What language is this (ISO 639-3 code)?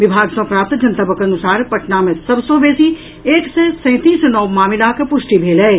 mai